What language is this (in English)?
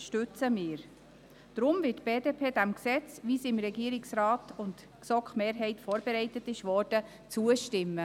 Swiss German